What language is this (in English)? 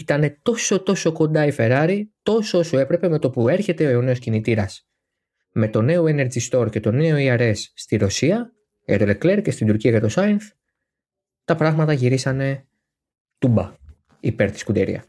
Greek